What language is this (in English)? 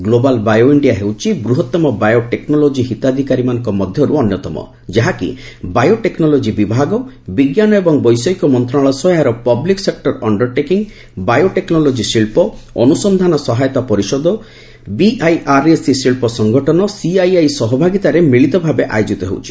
Odia